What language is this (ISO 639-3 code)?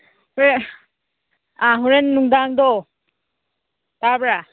mni